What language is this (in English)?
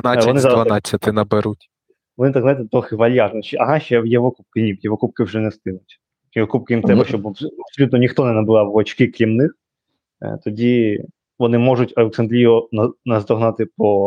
Ukrainian